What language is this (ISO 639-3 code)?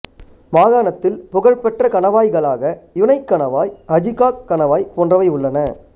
tam